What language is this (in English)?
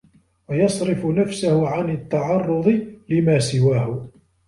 Arabic